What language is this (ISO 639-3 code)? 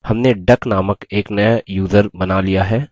hin